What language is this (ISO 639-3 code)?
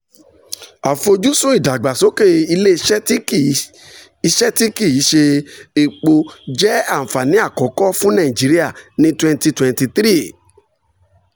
yor